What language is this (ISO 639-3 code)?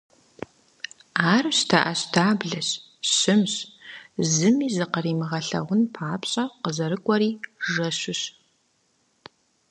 kbd